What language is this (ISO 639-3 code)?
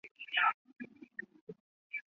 zho